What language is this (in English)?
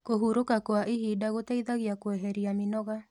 Kikuyu